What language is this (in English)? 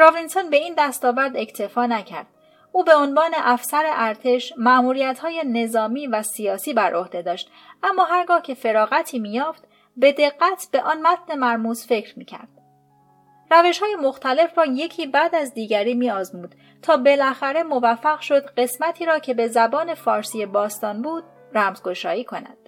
Persian